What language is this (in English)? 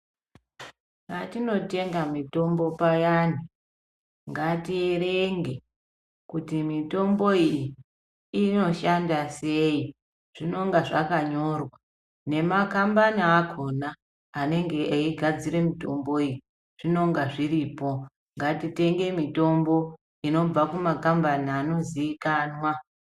Ndau